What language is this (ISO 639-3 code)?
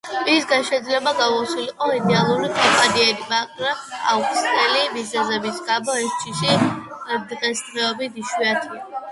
kat